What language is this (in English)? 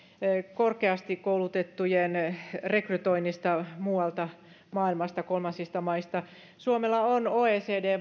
Finnish